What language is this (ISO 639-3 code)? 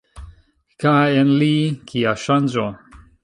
epo